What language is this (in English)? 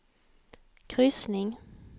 Swedish